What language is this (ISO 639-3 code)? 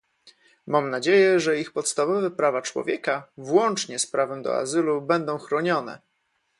pol